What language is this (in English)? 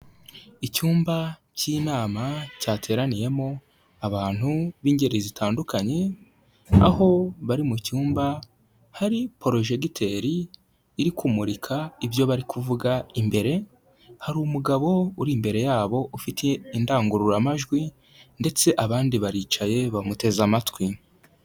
Kinyarwanda